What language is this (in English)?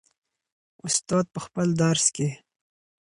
Pashto